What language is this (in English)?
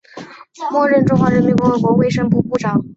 Chinese